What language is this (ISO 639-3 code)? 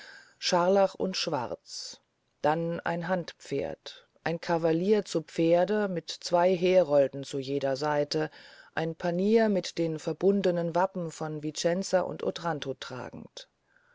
deu